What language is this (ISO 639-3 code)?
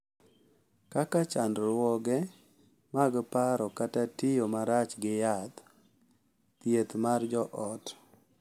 luo